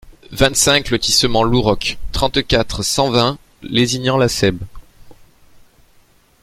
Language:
French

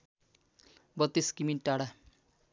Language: Nepali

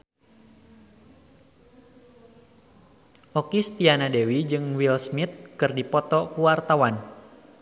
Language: Sundanese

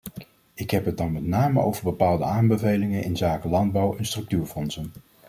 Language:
Dutch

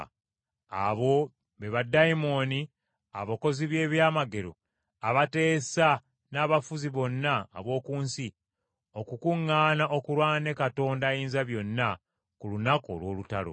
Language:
Ganda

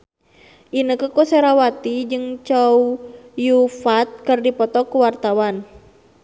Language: Sundanese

